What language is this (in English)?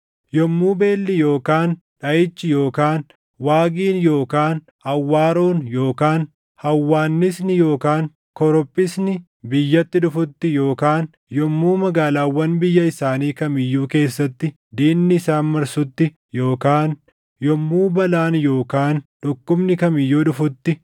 Oromo